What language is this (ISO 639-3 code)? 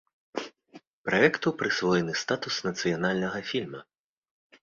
bel